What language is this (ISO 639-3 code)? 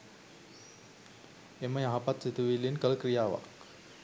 sin